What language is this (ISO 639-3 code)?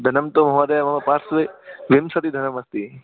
san